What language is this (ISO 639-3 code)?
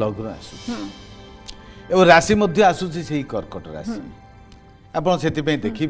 hin